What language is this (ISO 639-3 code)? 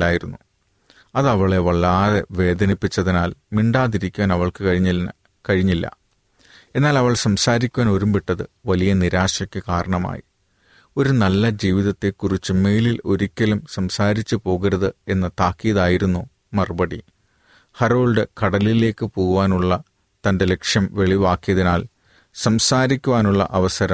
mal